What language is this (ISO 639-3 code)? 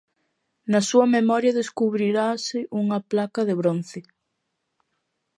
glg